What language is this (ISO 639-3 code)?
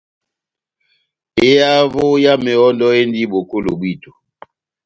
bnm